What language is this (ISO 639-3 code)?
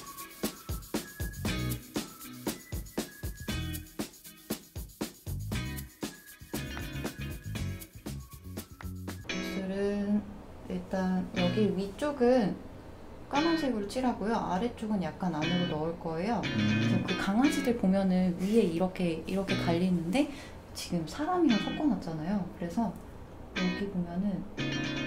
kor